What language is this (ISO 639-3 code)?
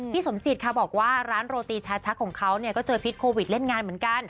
tha